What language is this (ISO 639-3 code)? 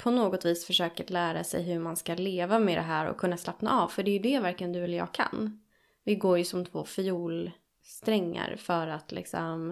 swe